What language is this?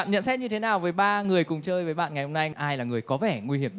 Vietnamese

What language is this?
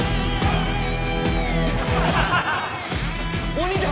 Japanese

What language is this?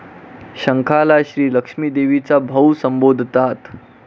Marathi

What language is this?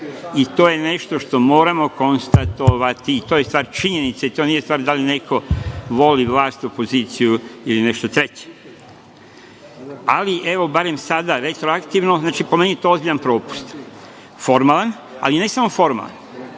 Serbian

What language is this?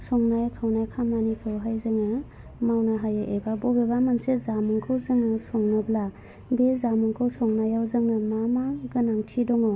Bodo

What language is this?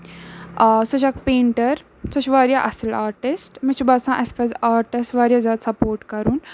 Kashmiri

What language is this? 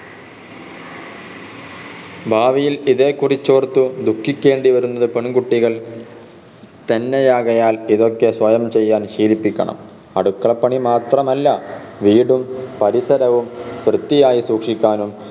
Malayalam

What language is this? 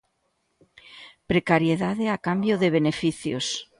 Galician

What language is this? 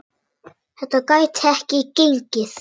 Icelandic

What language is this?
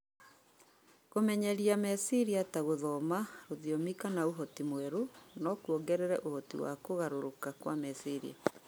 Kikuyu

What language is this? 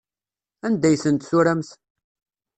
Kabyle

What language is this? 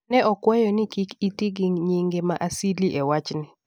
Luo (Kenya and Tanzania)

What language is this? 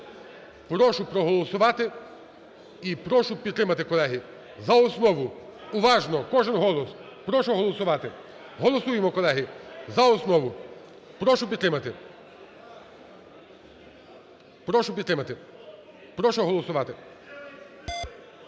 Ukrainian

